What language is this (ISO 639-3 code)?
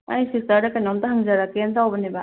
mni